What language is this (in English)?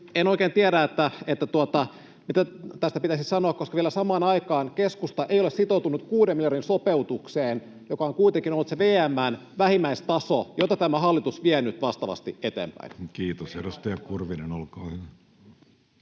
Finnish